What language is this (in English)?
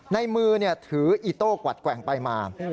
Thai